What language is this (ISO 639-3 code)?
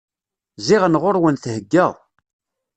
kab